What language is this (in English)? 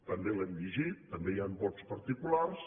Catalan